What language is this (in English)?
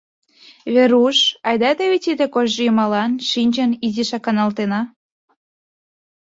Mari